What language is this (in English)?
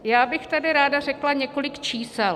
Czech